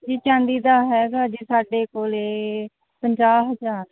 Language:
Punjabi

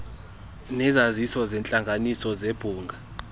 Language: Xhosa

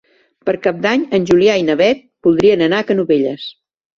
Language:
Catalan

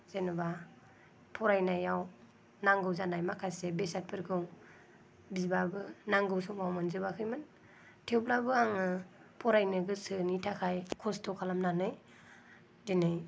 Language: Bodo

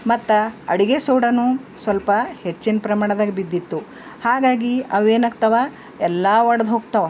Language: Kannada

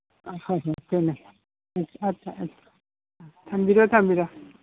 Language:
Manipuri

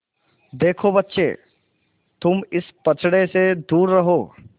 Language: Hindi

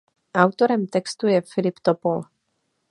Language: Czech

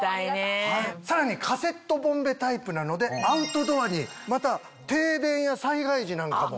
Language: Japanese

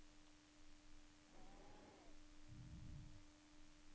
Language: Norwegian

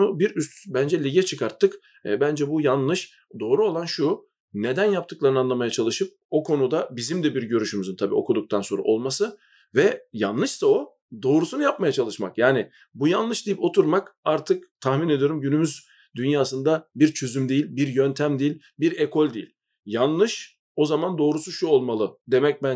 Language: Turkish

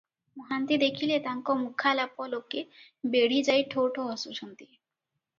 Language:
Odia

